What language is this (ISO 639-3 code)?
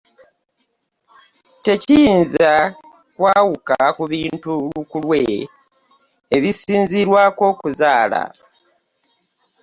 lug